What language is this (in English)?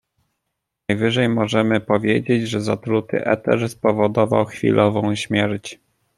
Polish